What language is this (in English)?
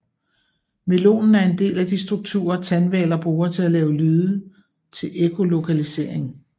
Danish